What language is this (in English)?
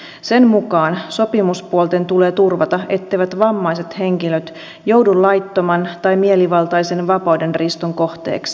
Finnish